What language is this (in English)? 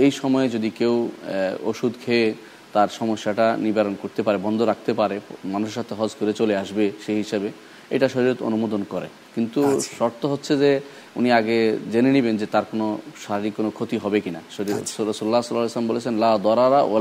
Bangla